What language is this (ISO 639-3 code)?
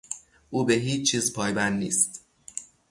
fas